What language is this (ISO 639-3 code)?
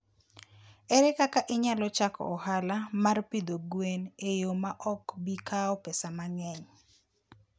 luo